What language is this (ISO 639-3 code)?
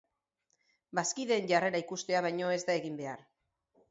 eus